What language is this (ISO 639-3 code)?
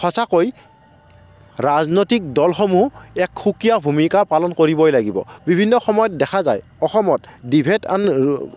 asm